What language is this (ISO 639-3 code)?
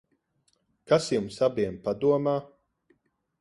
lav